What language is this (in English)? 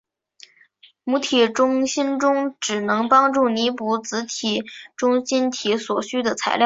Chinese